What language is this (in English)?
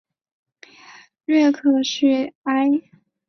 Chinese